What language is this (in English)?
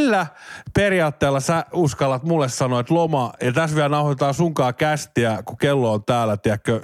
Finnish